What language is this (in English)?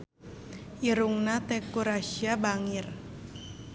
Sundanese